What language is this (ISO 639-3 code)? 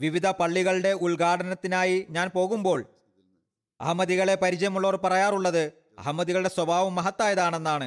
mal